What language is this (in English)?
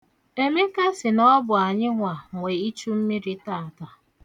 Igbo